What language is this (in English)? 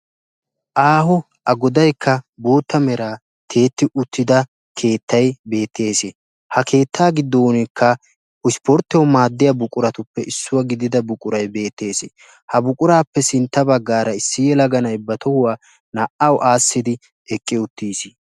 Wolaytta